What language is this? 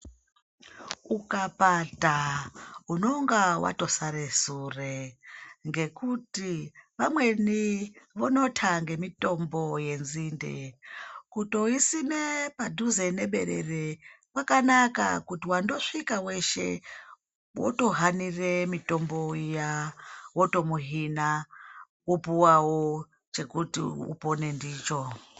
Ndau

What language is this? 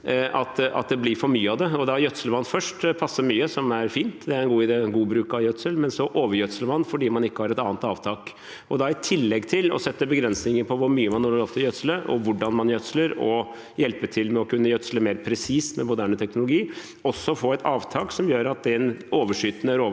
Norwegian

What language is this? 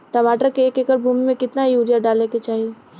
Bhojpuri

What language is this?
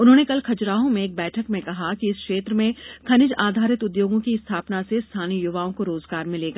Hindi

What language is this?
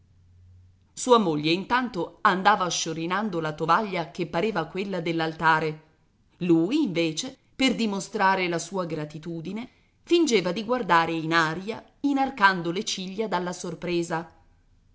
Italian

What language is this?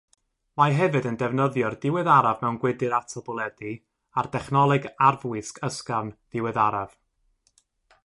Welsh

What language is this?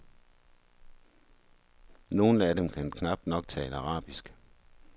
Danish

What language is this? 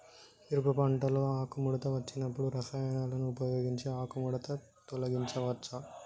Telugu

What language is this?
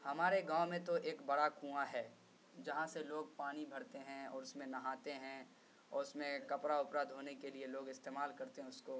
Urdu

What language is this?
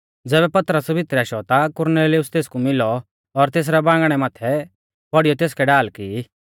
Mahasu Pahari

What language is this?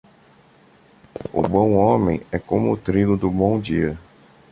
Portuguese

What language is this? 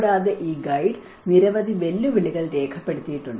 Malayalam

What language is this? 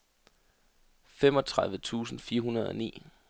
Danish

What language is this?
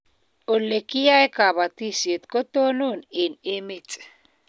Kalenjin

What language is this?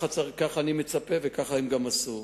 Hebrew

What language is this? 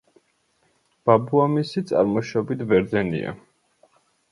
Georgian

